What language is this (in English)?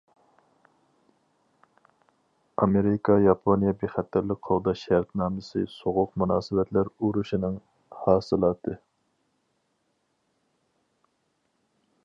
Uyghur